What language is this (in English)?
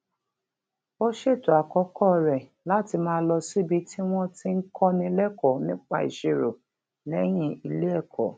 Yoruba